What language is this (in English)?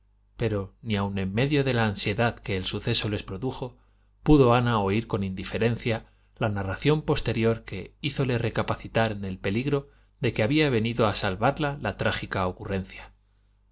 Spanish